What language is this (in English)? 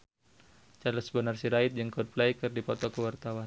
Sundanese